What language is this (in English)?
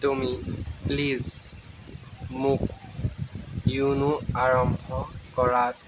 Assamese